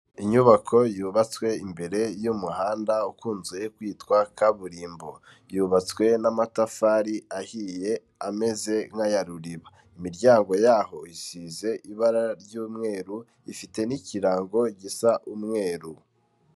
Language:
Kinyarwanda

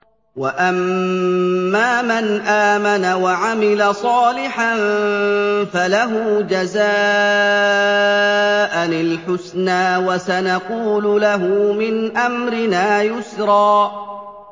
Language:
Arabic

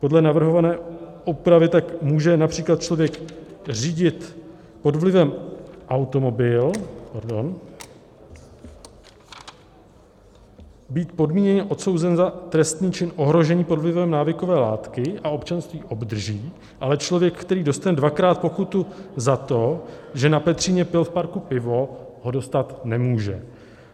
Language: Czech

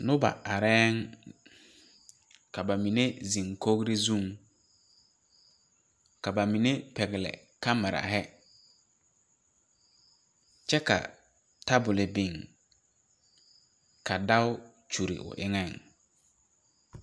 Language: Southern Dagaare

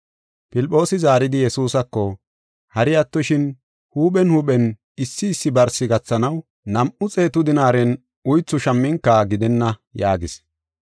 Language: Gofa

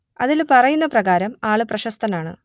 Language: Malayalam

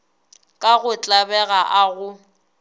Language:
Northern Sotho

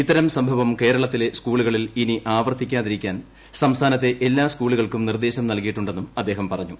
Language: Malayalam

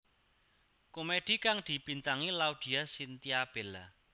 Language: Javanese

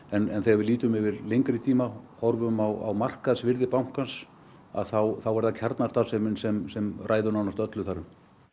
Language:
Icelandic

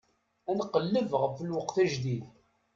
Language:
Kabyle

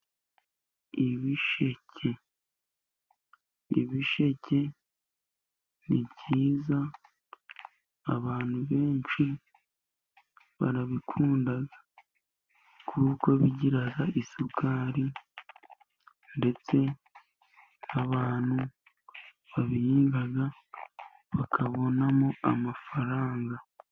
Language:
Kinyarwanda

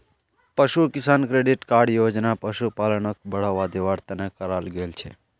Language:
Magahi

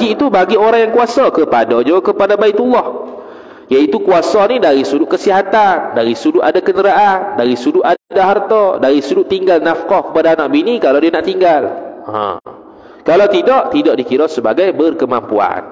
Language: Malay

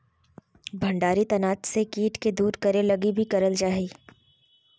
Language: Magahi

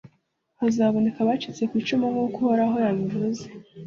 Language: Kinyarwanda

